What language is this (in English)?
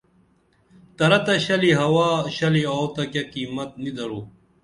Dameli